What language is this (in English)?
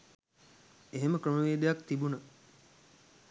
Sinhala